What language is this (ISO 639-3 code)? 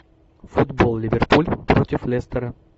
rus